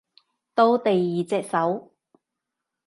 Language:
Cantonese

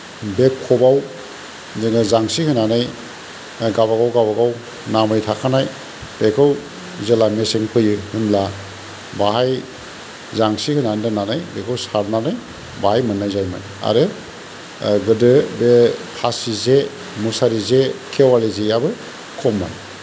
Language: Bodo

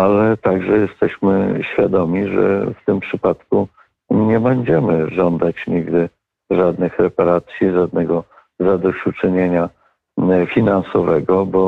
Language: Polish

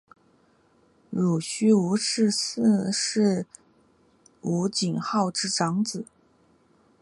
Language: Chinese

